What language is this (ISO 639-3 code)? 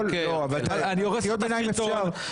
heb